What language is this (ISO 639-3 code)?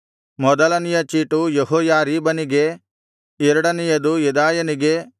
kan